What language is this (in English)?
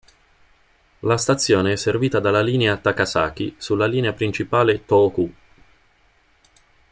Italian